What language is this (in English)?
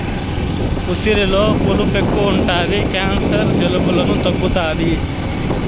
Telugu